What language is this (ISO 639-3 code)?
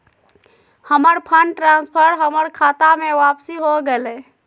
mag